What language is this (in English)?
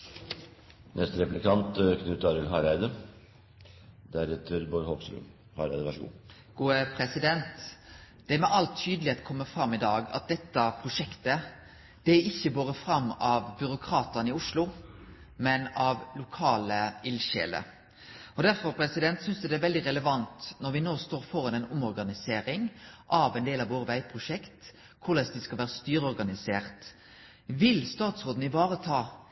Norwegian Nynorsk